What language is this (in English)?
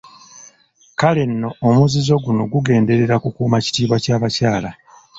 Ganda